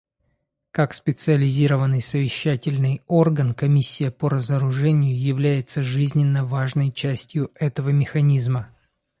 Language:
Russian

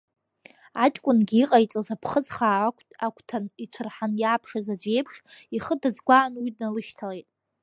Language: Abkhazian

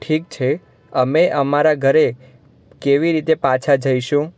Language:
Gujarati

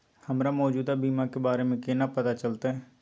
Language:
Maithili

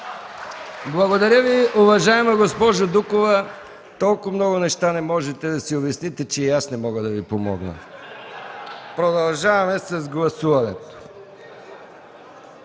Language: Bulgarian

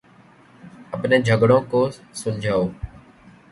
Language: Urdu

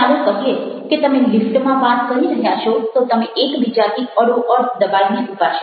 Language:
Gujarati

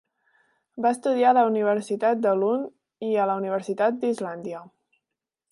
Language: Catalan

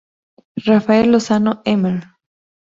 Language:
Spanish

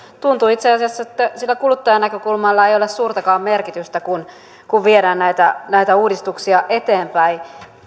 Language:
Finnish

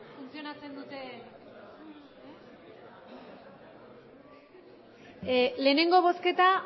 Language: Basque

